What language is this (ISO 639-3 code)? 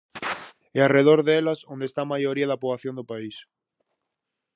glg